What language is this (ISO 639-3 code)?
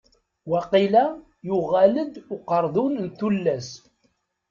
kab